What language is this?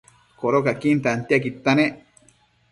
Matsés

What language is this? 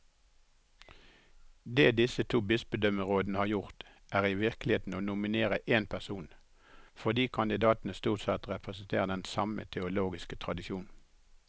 Norwegian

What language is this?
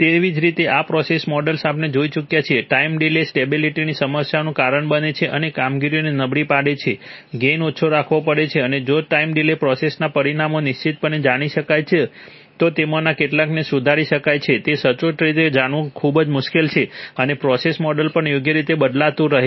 Gujarati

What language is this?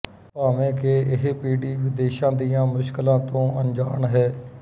Punjabi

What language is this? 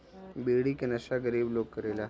Bhojpuri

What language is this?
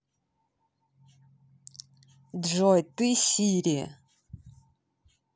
Russian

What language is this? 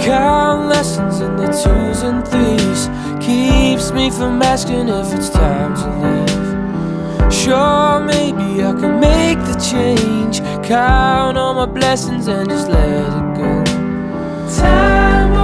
Indonesian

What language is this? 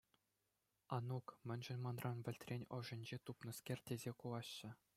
Chuvash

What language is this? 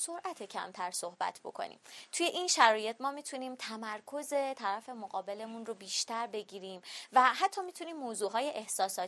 Persian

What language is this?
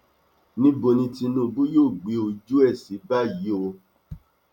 Yoruba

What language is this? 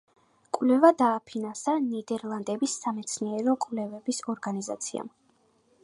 Georgian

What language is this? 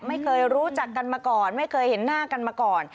Thai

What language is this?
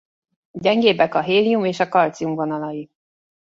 Hungarian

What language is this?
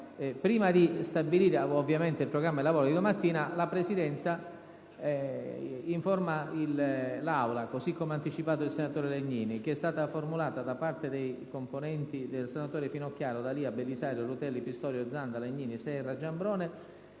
Italian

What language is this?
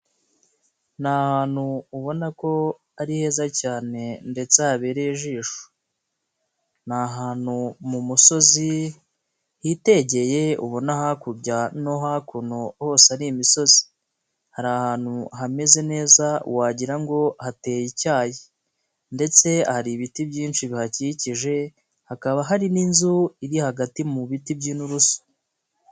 Kinyarwanda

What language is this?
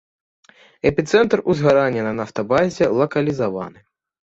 Belarusian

